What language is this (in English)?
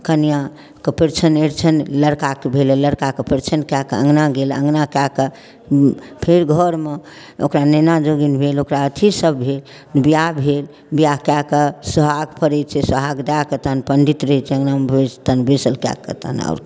Maithili